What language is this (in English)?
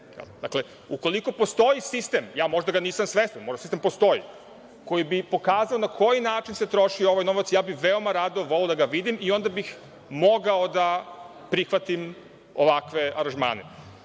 Serbian